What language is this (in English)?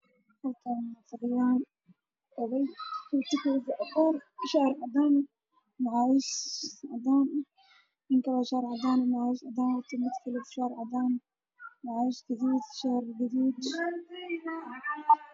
Somali